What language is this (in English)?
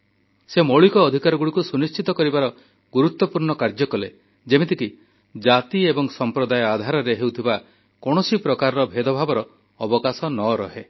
Odia